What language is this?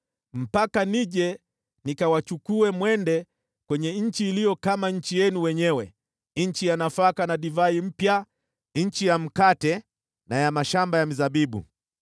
Swahili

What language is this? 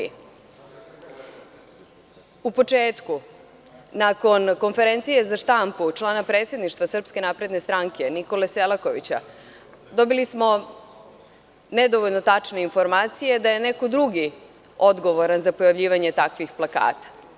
Serbian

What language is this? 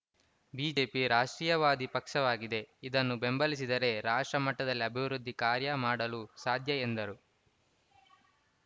Kannada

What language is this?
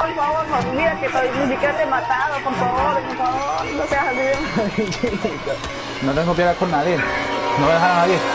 Spanish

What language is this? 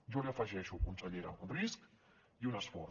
Catalan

